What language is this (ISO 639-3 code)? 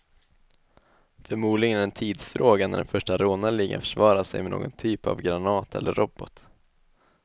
swe